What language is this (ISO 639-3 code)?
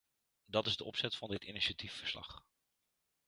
nld